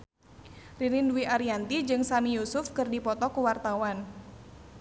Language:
Sundanese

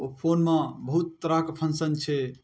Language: Maithili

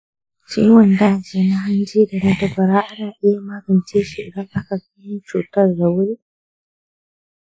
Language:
Hausa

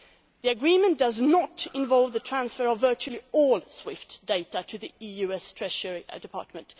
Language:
English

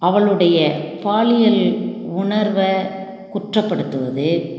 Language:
Tamil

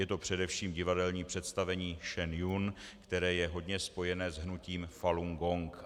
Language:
Czech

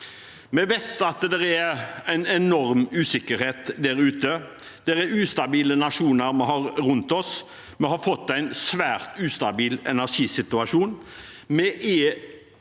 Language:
Norwegian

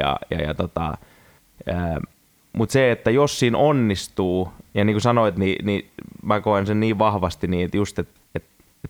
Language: Finnish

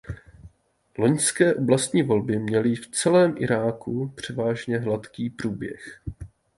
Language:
Czech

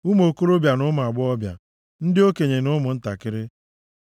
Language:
Igbo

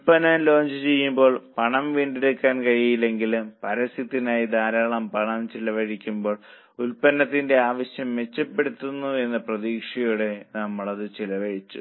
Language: Malayalam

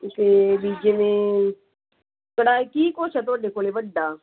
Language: Punjabi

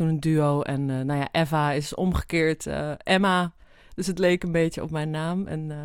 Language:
Dutch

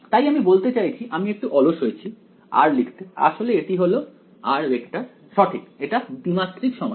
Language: Bangla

